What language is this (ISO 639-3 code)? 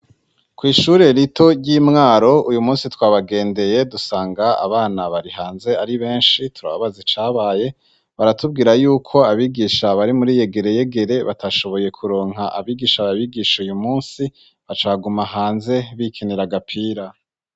run